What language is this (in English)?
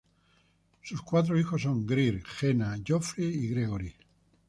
Spanish